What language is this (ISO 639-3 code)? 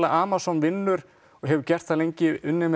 isl